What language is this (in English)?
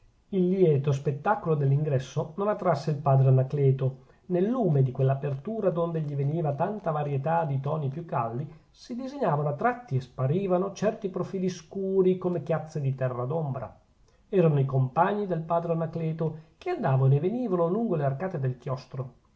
Italian